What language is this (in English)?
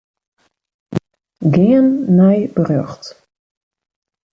Western Frisian